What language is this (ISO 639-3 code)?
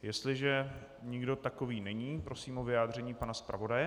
ces